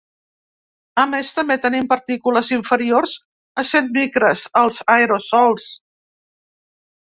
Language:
Catalan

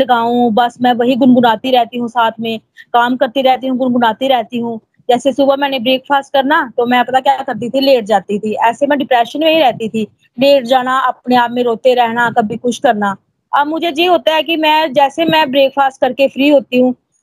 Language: Hindi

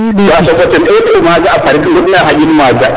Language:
Serer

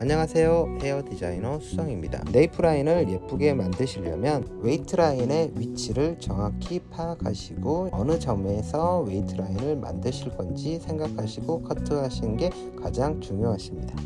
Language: Korean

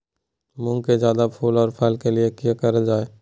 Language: Magahi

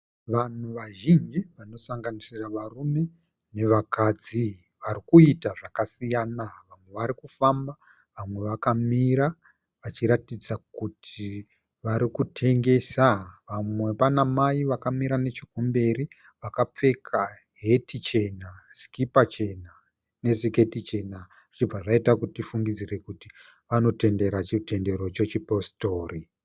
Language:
Shona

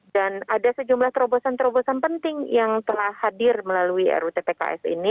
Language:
Indonesian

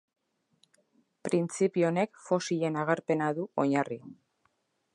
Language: Basque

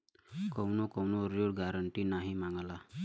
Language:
Bhojpuri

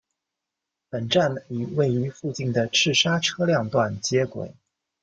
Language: Chinese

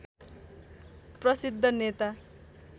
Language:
Nepali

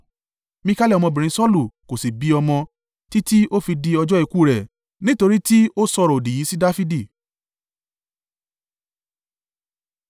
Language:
Yoruba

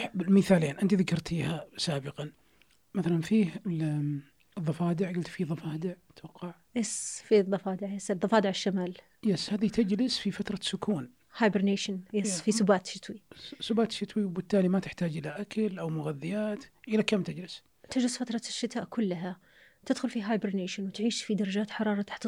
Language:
Arabic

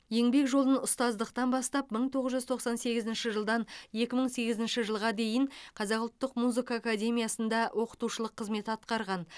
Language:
Kazakh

